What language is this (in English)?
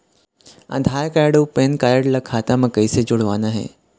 Chhattisgarhi